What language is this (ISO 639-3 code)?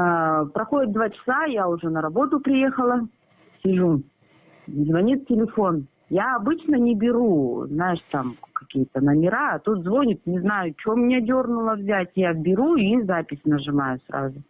rus